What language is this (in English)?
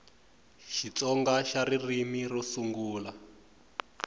Tsonga